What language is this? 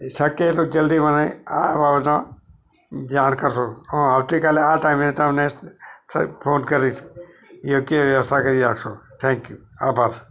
Gujarati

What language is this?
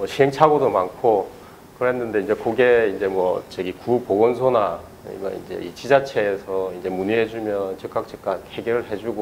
Korean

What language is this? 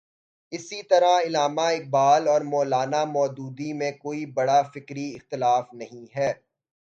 Urdu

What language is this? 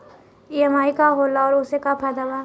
Bhojpuri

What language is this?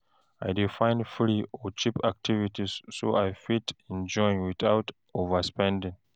Nigerian Pidgin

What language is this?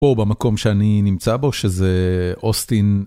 Hebrew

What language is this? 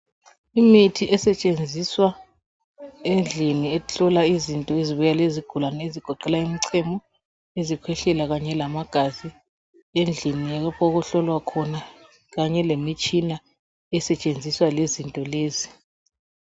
North Ndebele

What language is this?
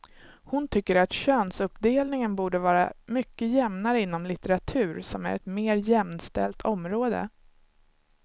Swedish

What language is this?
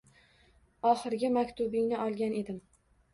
Uzbek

